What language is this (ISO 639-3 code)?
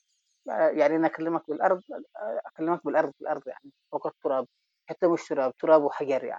ara